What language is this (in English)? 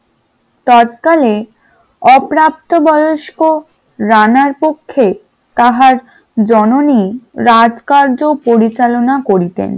Bangla